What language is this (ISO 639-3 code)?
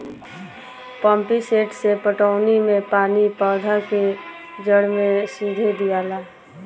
bho